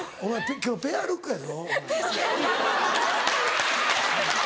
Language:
Japanese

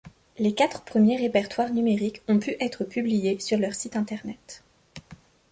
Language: French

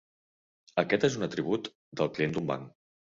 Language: Catalan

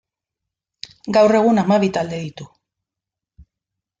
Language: Basque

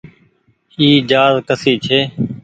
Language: Goaria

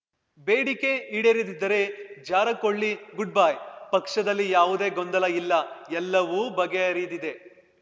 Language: Kannada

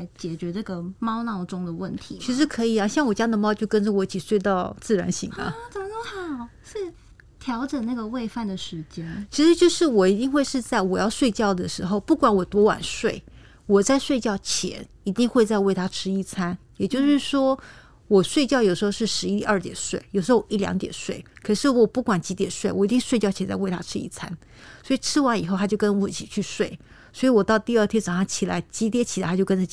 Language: Chinese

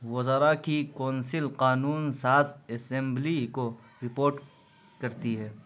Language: Urdu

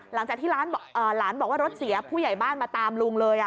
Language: Thai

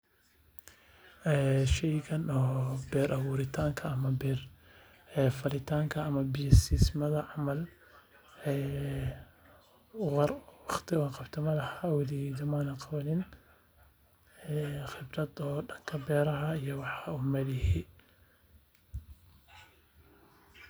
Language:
Somali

